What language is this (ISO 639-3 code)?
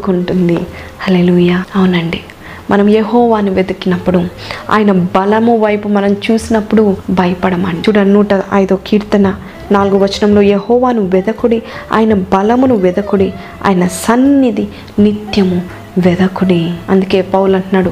tel